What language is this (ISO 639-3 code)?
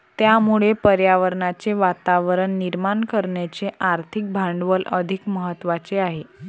mar